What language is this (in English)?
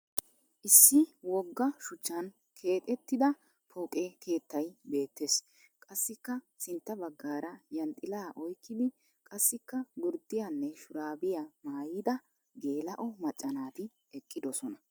Wolaytta